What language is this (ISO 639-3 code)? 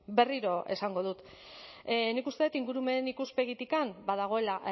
eus